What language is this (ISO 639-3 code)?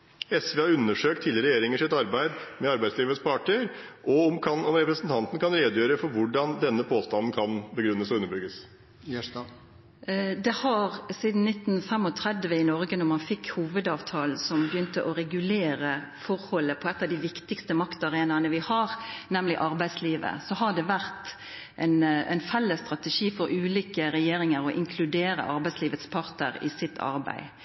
nor